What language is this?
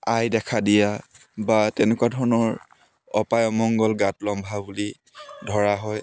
Assamese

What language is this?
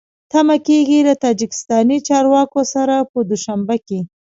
Pashto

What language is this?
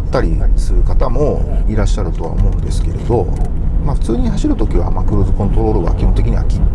Japanese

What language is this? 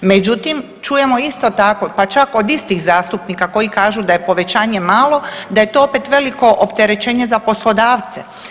Croatian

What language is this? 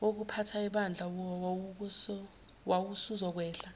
Zulu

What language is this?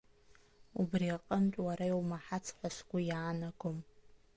Abkhazian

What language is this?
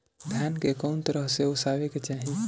Bhojpuri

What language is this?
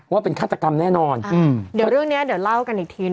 Thai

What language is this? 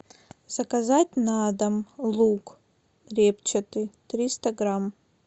Russian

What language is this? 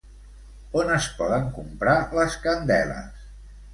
Catalan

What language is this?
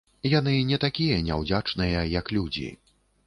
Belarusian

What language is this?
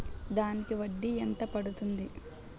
Telugu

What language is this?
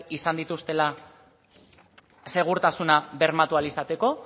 Basque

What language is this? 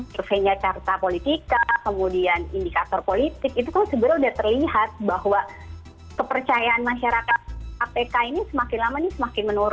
Indonesian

